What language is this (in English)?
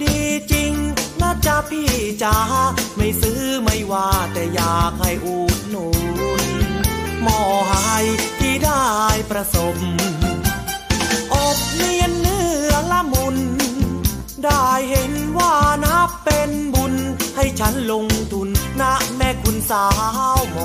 Thai